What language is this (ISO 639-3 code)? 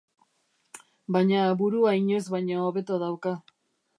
eus